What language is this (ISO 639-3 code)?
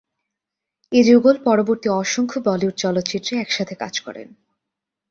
ben